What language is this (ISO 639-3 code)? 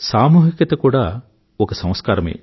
tel